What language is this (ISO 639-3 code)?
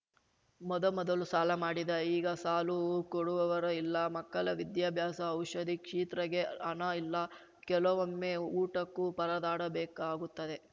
kan